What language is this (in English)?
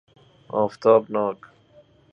Persian